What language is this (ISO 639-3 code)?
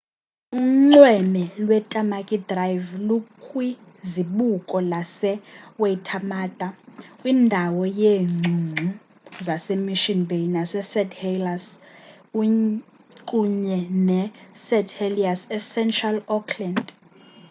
xho